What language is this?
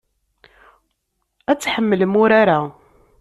Kabyle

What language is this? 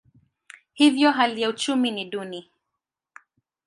Swahili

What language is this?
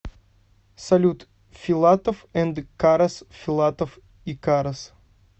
Russian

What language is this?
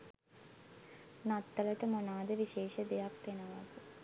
Sinhala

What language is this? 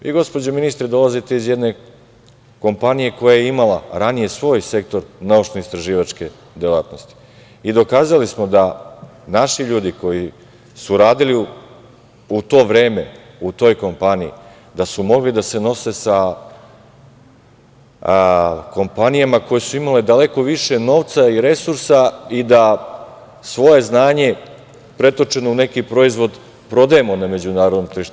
Serbian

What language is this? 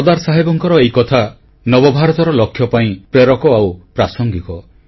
Odia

